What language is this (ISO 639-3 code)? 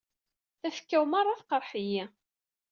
kab